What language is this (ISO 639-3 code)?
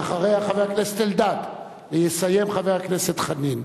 heb